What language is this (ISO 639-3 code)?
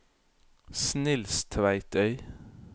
nor